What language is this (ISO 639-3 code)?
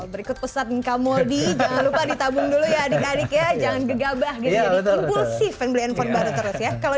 ind